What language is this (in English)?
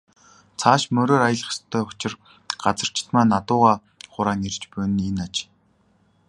Mongolian